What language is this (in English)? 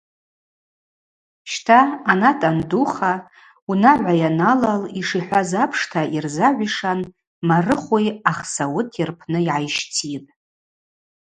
Abaza